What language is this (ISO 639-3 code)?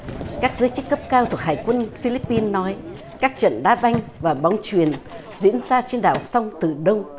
vie